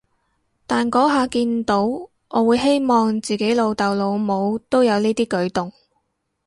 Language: Cantonese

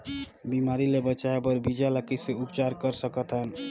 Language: Chhattisgarhi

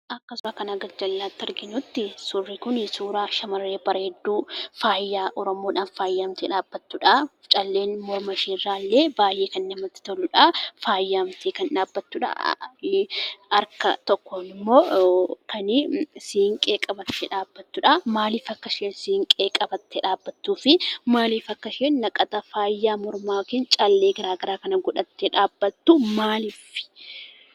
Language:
Oromo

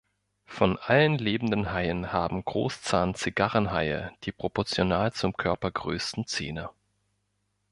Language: German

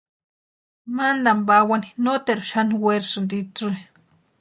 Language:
Western Highland Purepecha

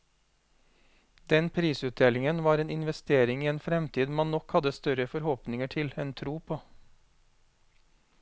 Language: Norwegian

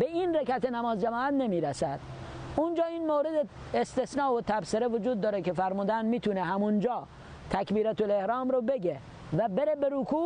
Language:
Persian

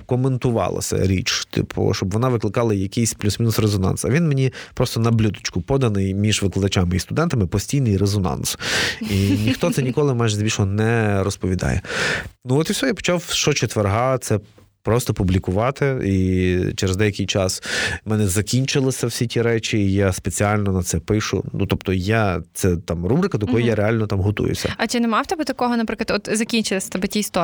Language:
Ukrainian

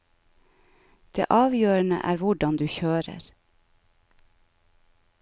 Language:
Norwegian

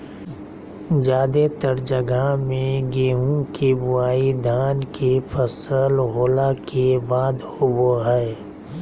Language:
Magahi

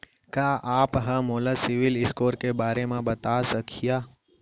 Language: Chhattisgarhi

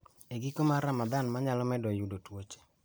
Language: Luo (Kenya and Tanzania)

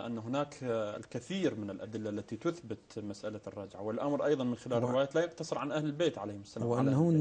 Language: Arabic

